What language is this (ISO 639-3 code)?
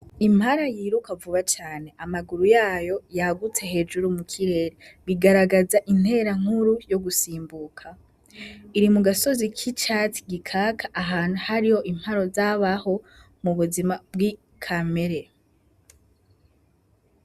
run